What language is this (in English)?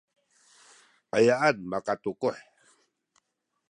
Sakizaya